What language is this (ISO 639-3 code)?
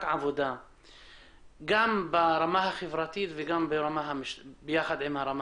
heb